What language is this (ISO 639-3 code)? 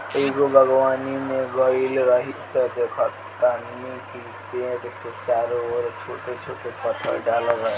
bho